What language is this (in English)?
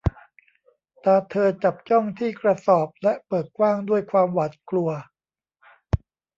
Thai